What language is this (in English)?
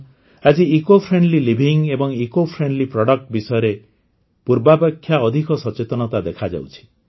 Odia